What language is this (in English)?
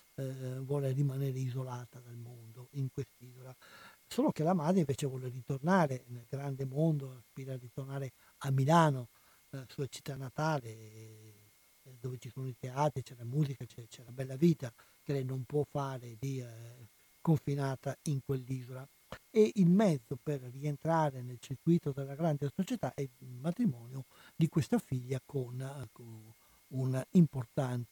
Italian